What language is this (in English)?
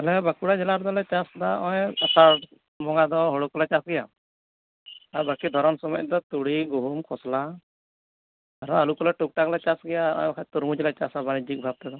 Santali